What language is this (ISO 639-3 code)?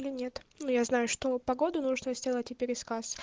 rus